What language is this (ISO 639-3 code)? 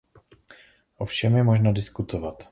ces